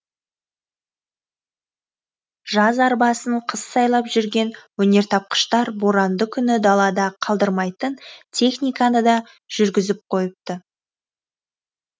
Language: Kazakh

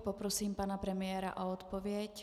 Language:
Czech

